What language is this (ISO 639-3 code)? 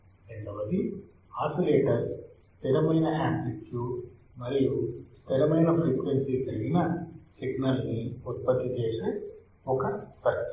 tel